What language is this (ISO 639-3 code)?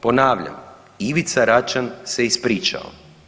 hrv